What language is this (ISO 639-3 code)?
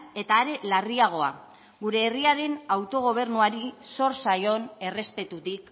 eus